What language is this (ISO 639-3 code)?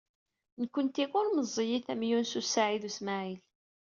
kab